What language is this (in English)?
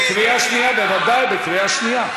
Hebrew